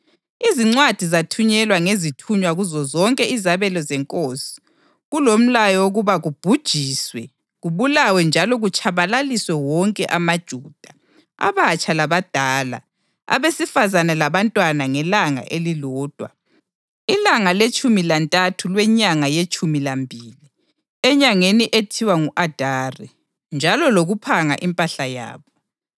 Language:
North Ndebele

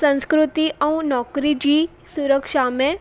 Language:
Sindhi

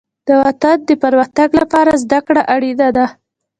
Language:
Pashto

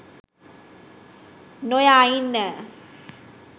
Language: Sinhala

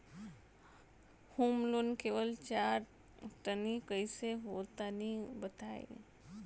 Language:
Bhojpuri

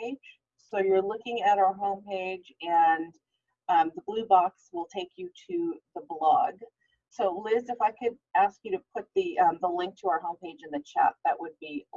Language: English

